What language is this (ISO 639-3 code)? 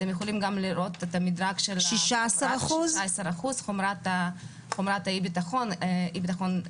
heb